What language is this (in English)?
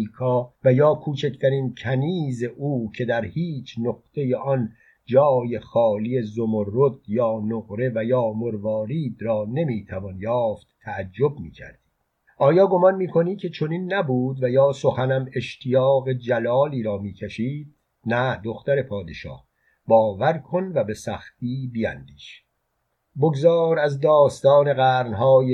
Persian